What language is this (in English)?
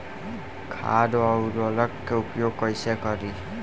Bhojpuri